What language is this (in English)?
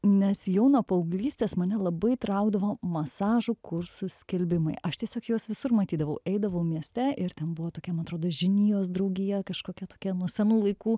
Lithuanian